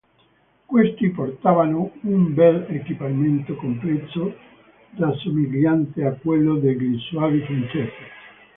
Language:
Italian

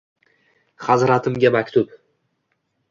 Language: Uzbek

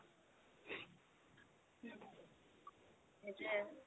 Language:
Assamese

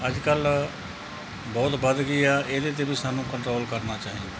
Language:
Punjabi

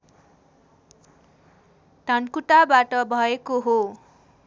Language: Nepali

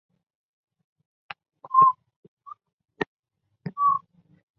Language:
Chinese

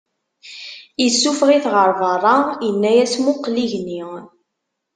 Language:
Kabyle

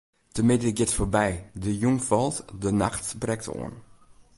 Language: Western Frisian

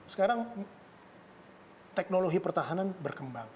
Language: Indonesian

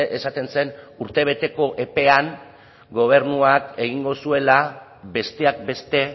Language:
Basque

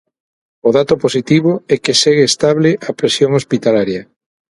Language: Galician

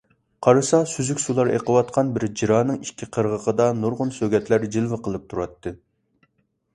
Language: Uyghur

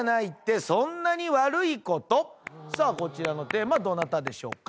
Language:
Japanese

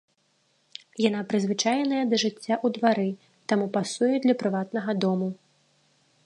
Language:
Belarusian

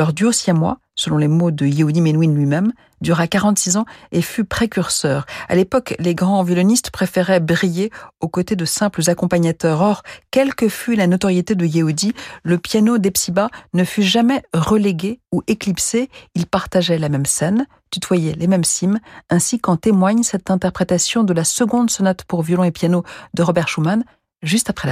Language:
French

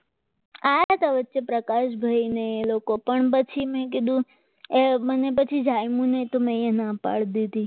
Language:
Gujarati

